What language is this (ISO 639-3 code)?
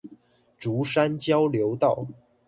zho